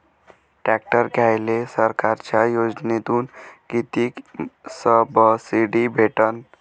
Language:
Marathi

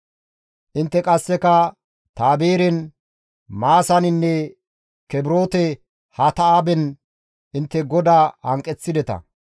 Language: Gamo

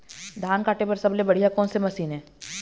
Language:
Chhattisgarhi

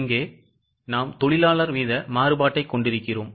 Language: Tamil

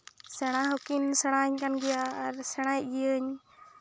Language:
Santali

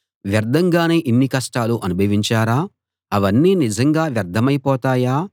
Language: Telugu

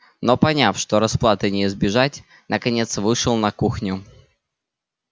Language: Russian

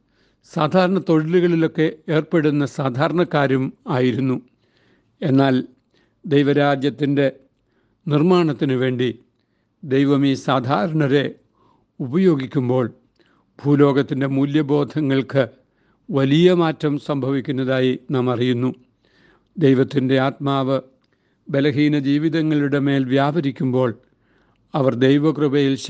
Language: Malayalam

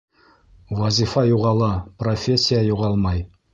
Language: Bashkir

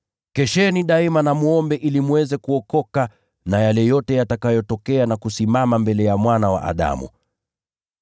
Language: Swahili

